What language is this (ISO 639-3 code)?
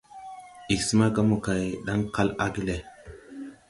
tui